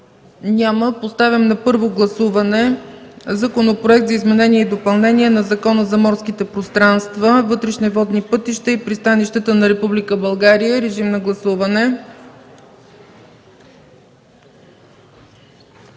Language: Bulgarian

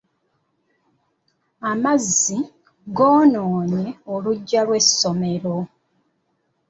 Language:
Ganda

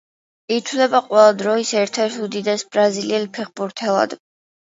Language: Georgian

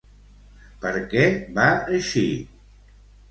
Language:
Catalan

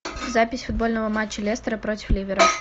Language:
Russian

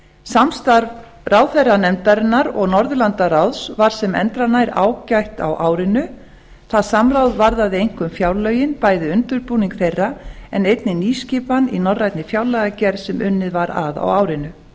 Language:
Icelandic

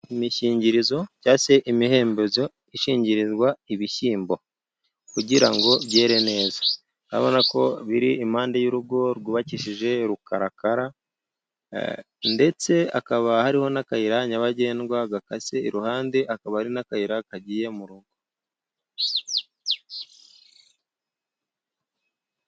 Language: Kinyarwanda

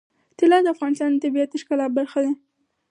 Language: Pashto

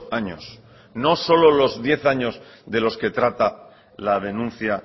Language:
Spanish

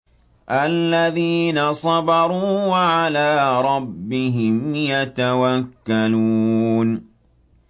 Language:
Arabic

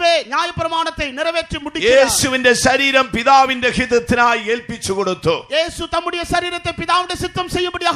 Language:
Korean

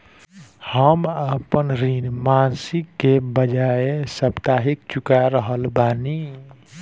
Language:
Bhojpuri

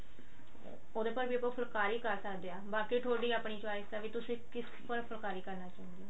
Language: Punjabi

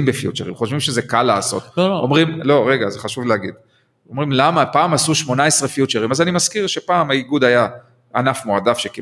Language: Hebrew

